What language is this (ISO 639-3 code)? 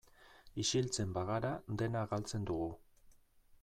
eus